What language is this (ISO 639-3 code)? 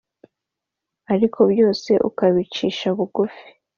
kin